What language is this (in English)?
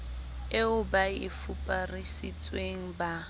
Southern Sotho